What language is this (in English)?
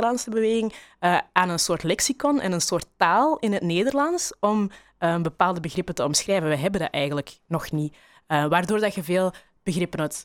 Dutch